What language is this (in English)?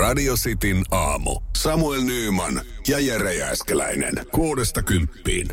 Finnish